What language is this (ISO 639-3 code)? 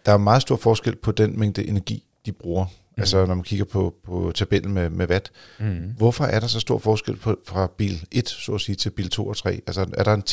dan